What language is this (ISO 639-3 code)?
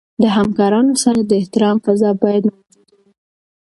pus